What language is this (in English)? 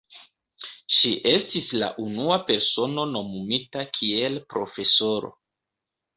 Esperanto